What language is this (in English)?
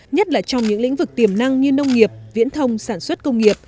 Vietnamese